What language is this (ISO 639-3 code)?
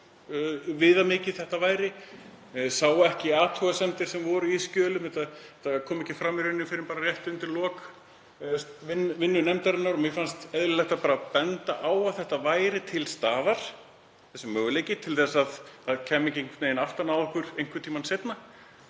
isl